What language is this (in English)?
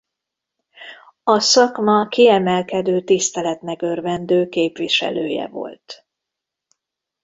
Hungarian